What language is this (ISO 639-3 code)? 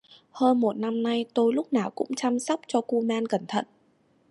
vie